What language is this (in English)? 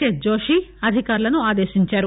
Telugu